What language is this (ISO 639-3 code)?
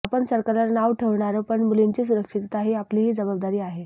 mar